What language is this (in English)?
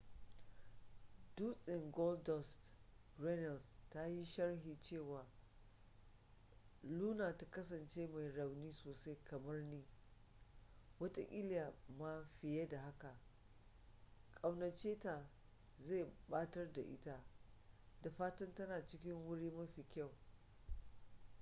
Hausa